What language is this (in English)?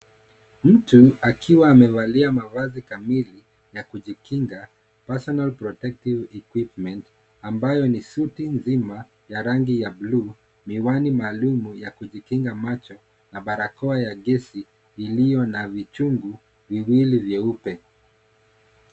Swahili